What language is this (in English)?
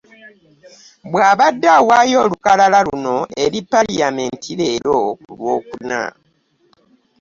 Ganda